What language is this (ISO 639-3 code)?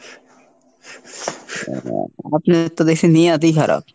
ben